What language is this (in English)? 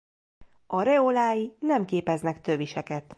Hungarian